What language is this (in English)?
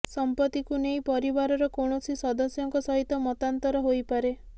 Odia